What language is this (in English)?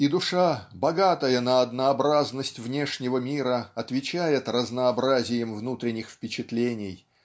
Russian